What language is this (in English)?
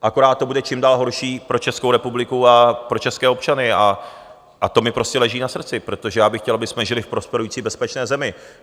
Czech